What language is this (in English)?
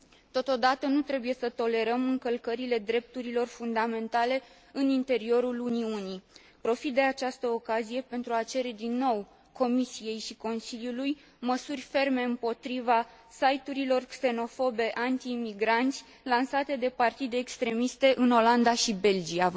Romanian